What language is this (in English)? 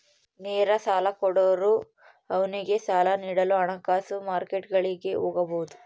Kannada